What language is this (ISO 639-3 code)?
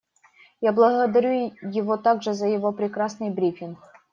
rus